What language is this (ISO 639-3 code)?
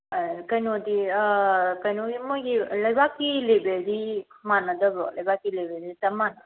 mni